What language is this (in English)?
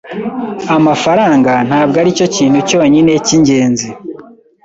Kinyarwanda